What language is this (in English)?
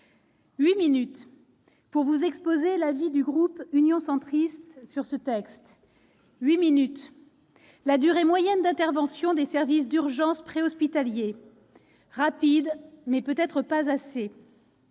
French